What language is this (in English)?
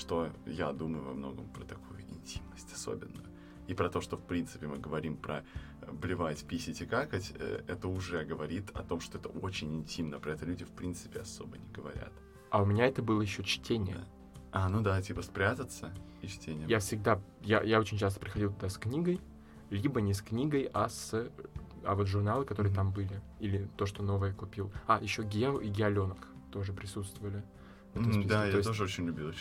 Russian